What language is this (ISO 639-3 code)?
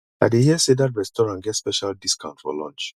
pcm